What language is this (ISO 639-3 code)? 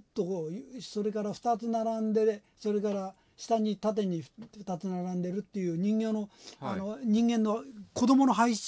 jpn